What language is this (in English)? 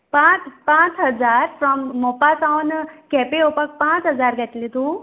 Konkani